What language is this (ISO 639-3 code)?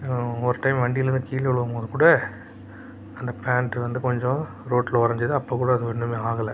tam